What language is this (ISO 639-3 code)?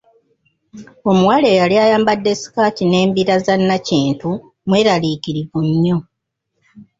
lug